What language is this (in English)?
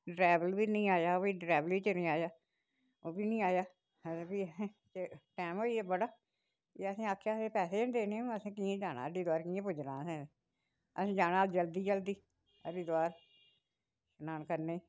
Dogri